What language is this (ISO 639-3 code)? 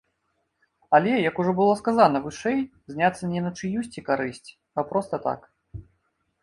bel